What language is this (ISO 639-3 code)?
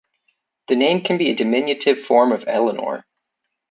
eng